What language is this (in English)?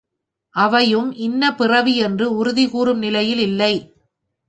Tamil